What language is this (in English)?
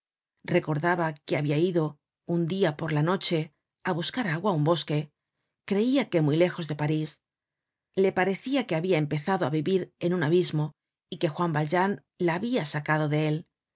Spanish